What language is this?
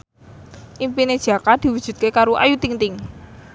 Javanese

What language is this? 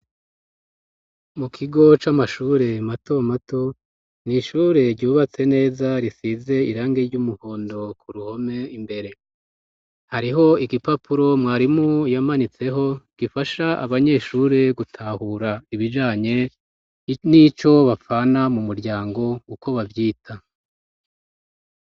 Rundi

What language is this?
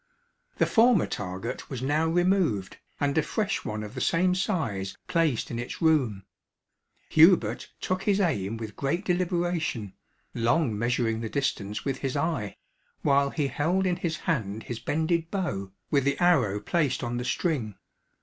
English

